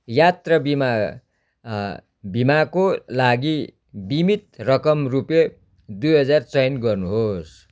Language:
Nepali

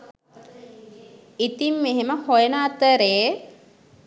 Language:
Sinhala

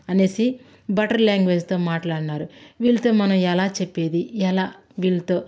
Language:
Telugu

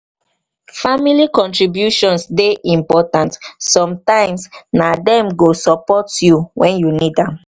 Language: Nigerian Pidgin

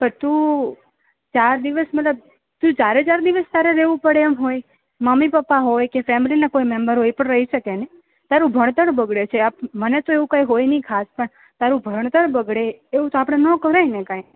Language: Gujarati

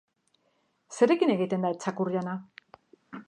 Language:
Basque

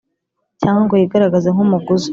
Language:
Kinyarwanda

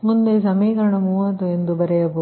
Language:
Kannada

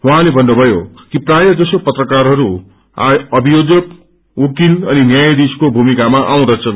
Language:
Nepali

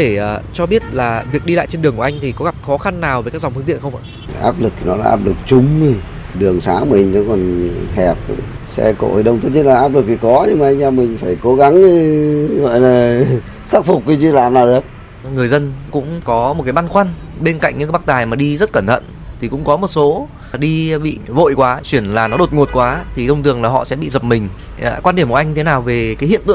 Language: Vietnamese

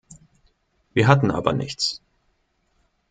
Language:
German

